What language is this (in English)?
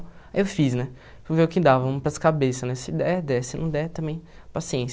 Portuguese